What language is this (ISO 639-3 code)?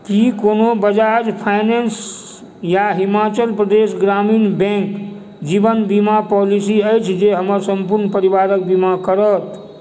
mai